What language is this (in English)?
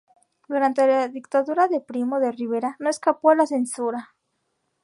Spanish